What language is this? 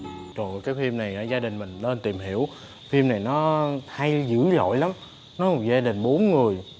Vietnamese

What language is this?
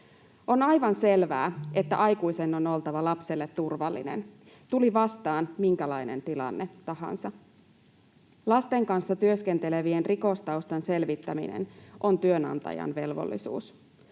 Finnish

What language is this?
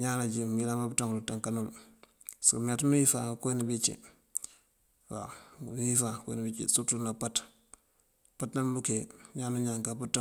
Mandjak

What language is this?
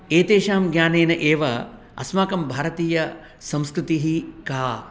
Sanskrit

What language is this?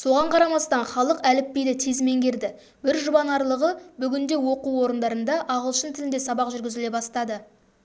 Kazakh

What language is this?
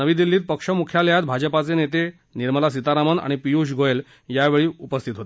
Marathi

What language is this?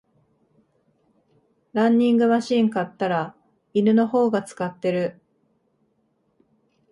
Japanese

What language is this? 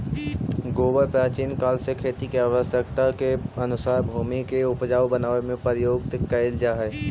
Magahi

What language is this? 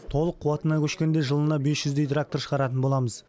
Kazakh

